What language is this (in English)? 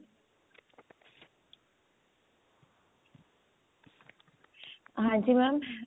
Punjabi